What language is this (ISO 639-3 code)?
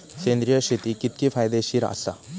mar